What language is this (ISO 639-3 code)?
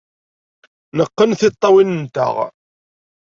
kab